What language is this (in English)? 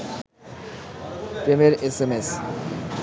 Bangla